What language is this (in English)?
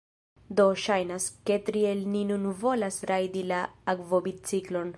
Esperanto